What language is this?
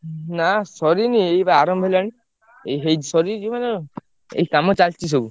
Odia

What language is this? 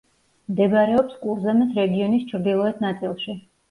Georgian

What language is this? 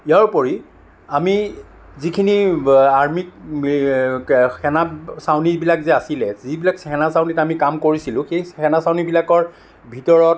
Assamese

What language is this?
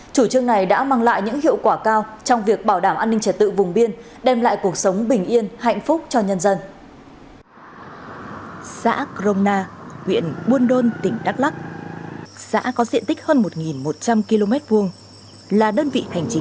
Vietnamese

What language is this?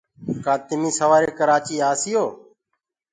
Gurgula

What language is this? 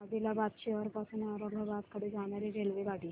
Marathi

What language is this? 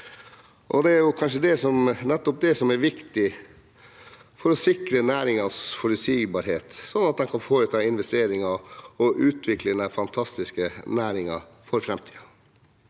Norwegian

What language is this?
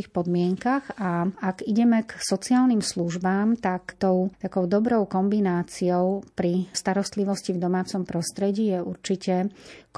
Slovak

